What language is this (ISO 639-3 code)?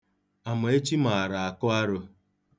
ibo